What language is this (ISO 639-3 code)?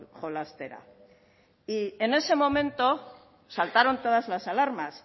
spa